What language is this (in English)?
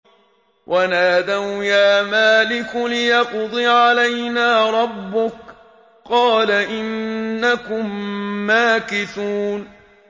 Arabic